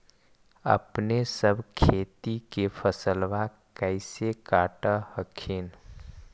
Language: Magahi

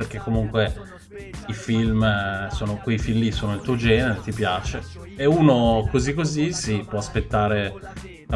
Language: Italian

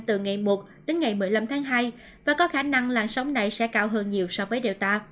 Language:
Vietnamese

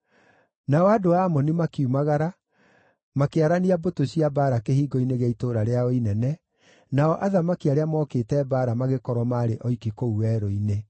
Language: Kikuyu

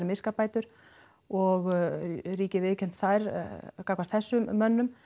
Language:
Icelandic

